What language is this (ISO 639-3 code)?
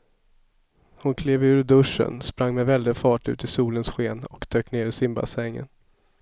swe